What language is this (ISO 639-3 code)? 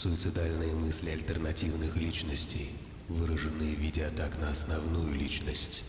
rus